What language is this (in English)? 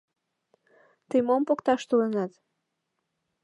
Mari